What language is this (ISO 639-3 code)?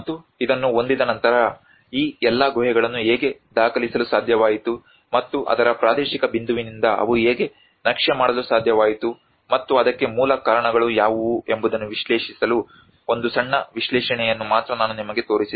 kan